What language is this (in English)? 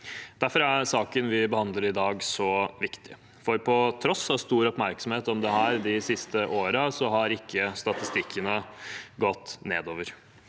Norwegian